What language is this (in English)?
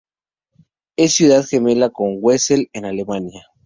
Spanish